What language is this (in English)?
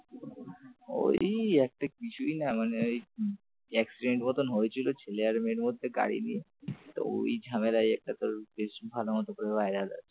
Bangla